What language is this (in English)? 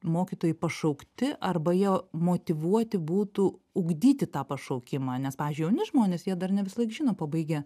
Lithuanian